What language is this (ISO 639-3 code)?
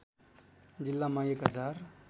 nep